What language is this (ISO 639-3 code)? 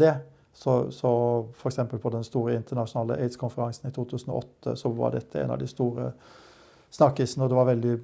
nor